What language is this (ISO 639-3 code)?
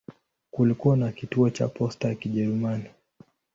swa